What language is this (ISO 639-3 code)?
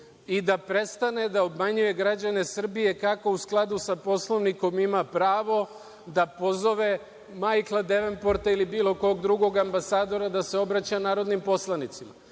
srp